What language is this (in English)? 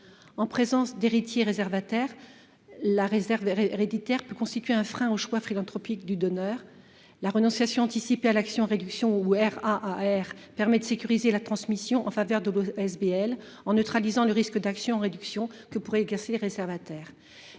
French